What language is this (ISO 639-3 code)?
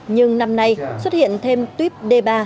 vie